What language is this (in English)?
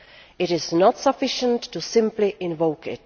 English